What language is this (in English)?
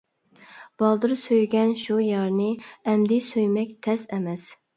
Uyghur